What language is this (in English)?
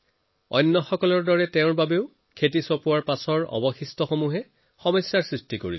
Assamese